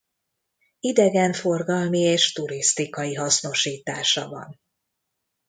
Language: Hungarian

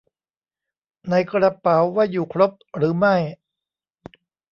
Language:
Thai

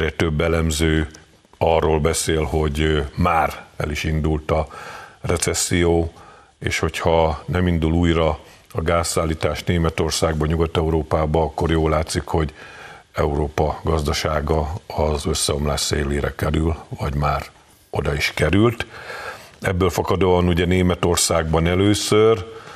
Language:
Hungarian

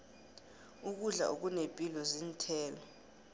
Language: South Ndebele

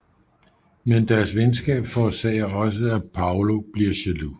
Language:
Danish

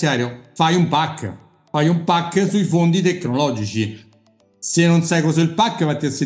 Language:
Italian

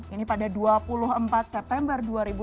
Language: Indonesian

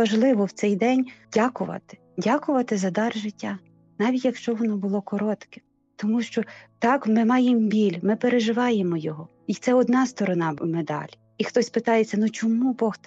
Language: Ukrainian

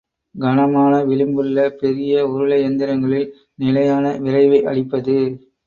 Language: Tamil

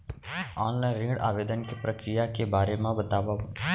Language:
Chhattisgarhi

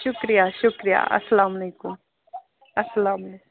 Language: Kashmiri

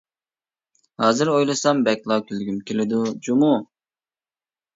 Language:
Uyghur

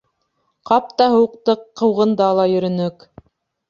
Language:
Bashkir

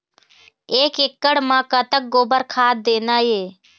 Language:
Chhattisgarhi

